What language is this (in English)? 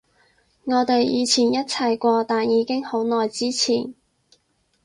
Cantonese